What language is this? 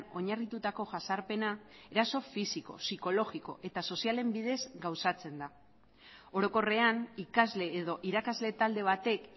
Basque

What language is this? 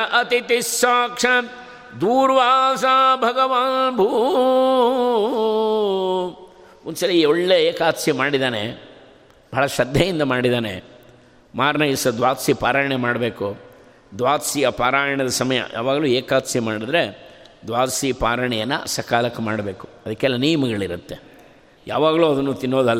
Kannada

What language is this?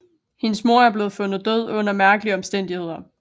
Danish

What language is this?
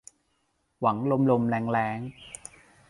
Thai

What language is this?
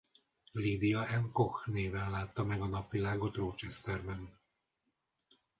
Hungarian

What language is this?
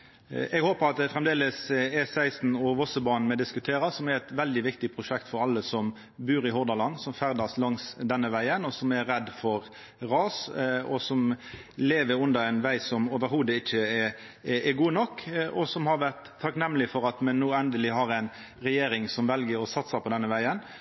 Norwegian Nynorsk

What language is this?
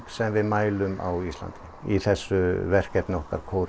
Icelandic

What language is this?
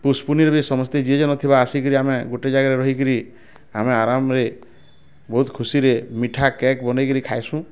Odia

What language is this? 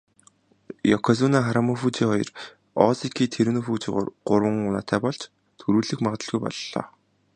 Mongolian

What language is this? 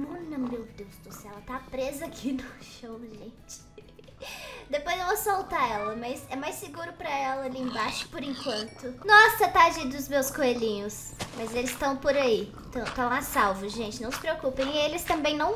Portuguese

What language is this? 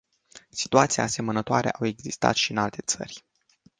Romanian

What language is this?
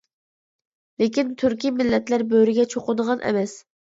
Uyghur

